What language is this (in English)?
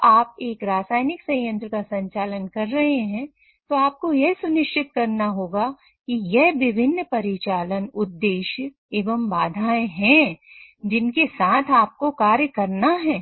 Hindi